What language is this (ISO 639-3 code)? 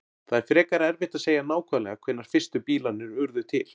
isl